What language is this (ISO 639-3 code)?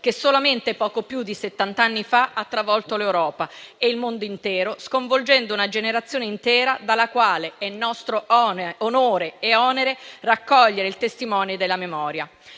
ita